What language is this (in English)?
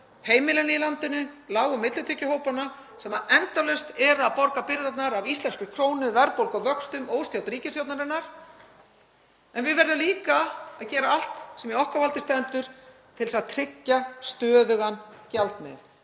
Icelandic